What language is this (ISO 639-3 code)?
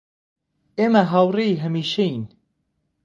ckb